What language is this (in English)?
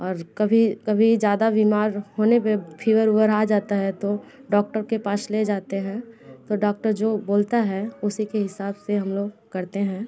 Hindi